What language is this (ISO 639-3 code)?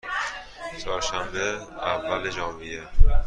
fas